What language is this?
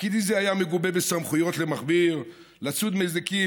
Hebrew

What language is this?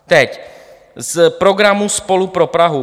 Czech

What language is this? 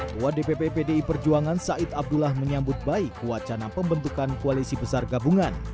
Indonesian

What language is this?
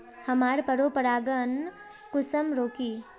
Magahi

